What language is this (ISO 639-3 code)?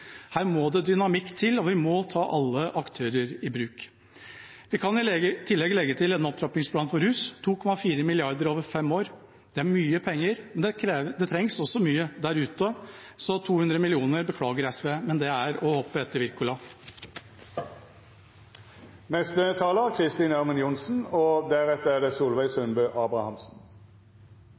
nob